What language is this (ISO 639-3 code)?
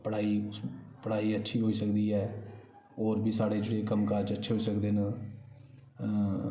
doi